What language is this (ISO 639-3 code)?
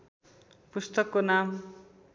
nep